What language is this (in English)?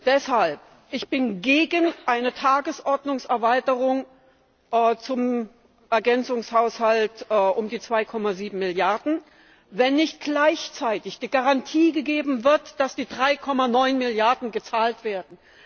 German